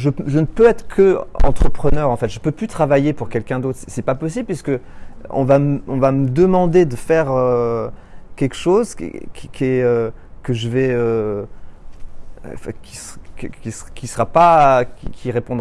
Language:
French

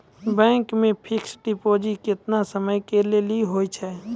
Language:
Maithili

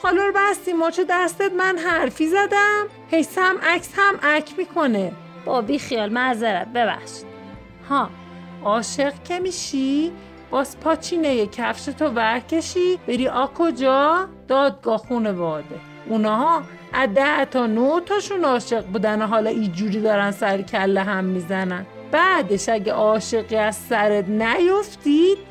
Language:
Persian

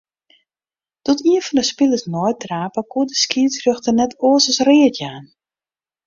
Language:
Western Frisian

